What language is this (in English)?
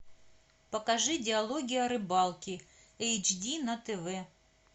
Russian